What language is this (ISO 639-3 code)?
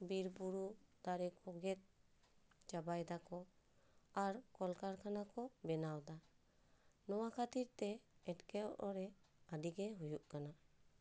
sat